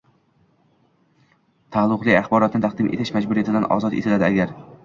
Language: Uzbek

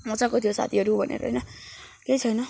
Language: Nepali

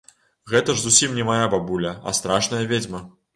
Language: Belarusian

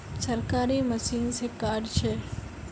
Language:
Magahi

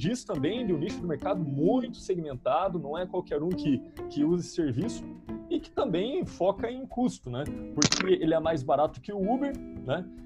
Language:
Portuguese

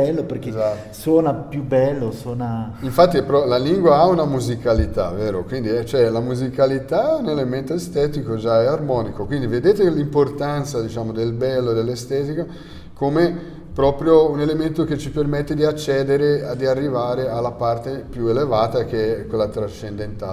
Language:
Italian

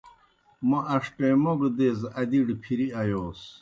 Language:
Kohistani Shina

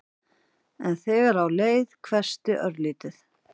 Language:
Icelandic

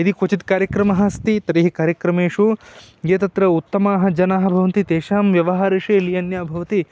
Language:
Sanskrit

